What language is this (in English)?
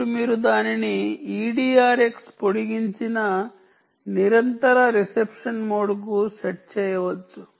Telugu